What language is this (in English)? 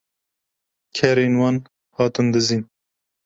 Kurdish